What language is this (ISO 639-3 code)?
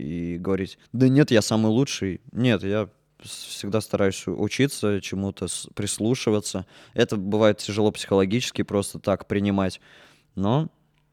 rus